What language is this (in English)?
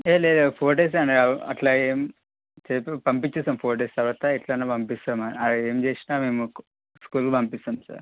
Telugu